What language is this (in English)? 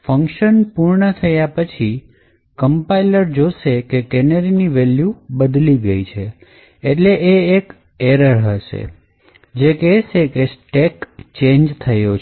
Gujarati